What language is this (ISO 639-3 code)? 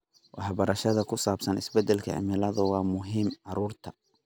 som